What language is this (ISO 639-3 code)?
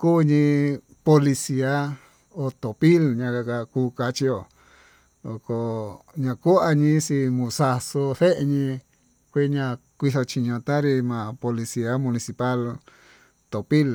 mtu